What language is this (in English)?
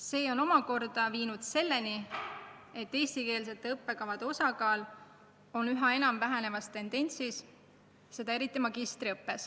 Estonian